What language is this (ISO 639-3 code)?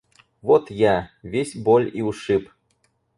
rus